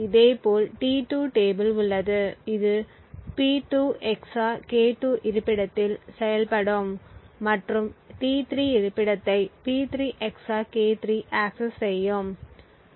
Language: Tamil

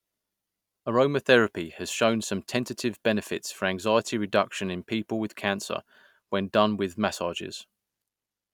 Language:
English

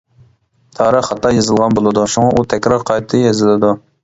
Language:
Uyghur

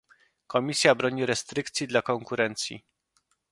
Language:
Polish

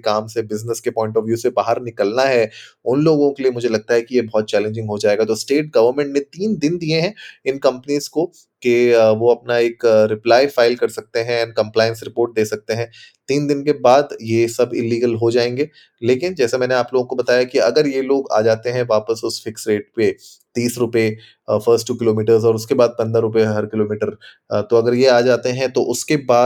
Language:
Hindi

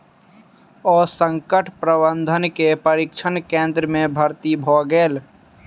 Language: Maithili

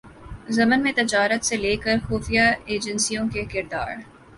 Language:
Urdu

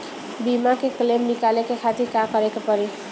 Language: Bhojpuri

